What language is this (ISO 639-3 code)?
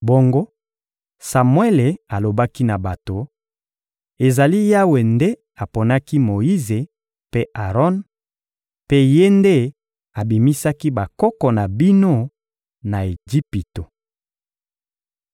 lin